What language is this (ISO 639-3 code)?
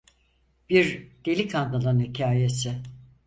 tur